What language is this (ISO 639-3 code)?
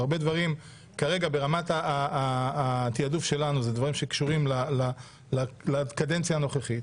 heb